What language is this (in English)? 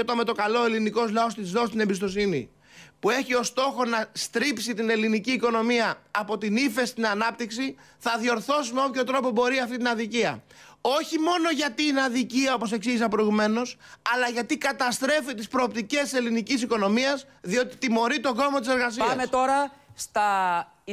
Greek